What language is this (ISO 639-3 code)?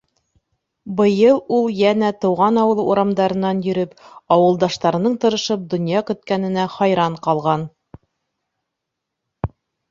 bak